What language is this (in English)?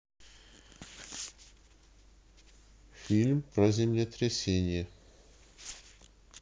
Russian